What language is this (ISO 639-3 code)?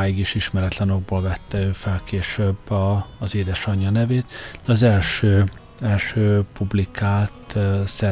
hun